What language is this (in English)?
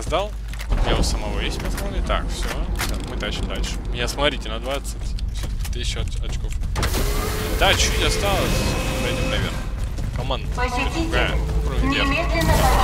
Russian